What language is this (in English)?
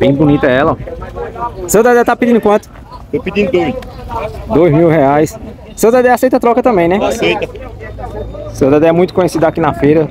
Portuguese